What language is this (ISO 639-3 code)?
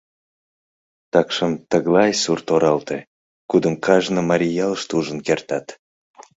chm